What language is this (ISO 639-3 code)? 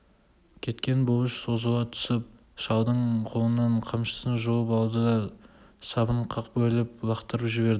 kaz